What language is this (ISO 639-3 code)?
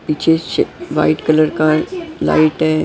hin